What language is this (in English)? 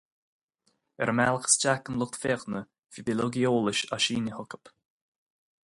Irish